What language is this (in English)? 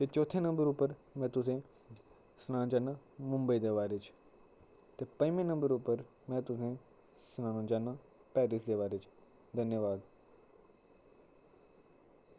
Dogri